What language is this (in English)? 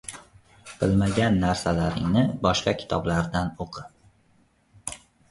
Uzbek